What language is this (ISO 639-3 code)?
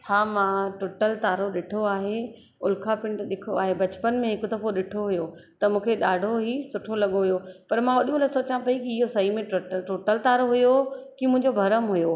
snd